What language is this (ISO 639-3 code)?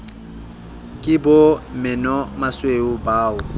sot